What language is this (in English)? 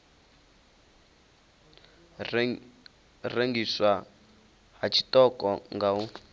Venda